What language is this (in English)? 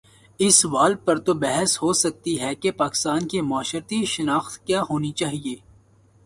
Urdu